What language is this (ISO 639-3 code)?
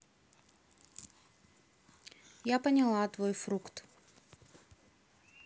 rus